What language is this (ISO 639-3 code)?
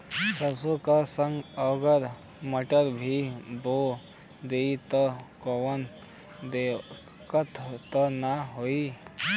bho